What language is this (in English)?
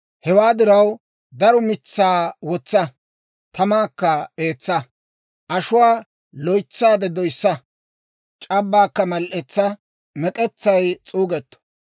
Dawro